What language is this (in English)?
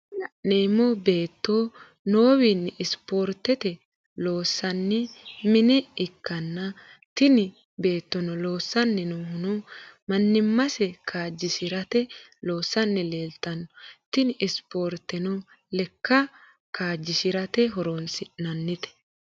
Sidamo